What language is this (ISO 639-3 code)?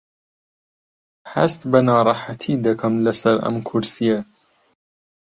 ckb